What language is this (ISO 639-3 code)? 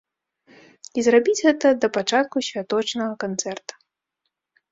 bel